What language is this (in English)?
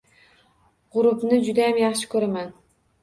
Uzbek